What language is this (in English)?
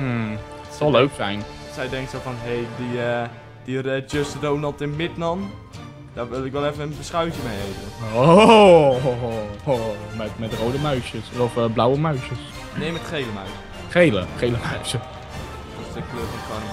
Dutch